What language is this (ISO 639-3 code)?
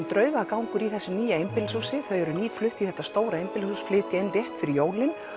isl